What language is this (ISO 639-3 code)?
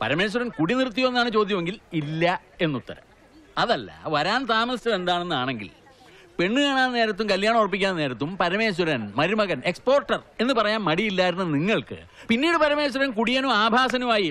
mal